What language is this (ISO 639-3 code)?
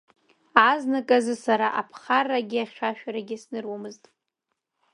abk